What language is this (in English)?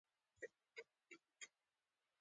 Pashto